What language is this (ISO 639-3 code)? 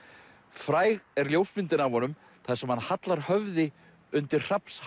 isl